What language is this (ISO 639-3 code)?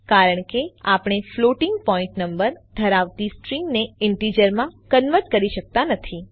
guj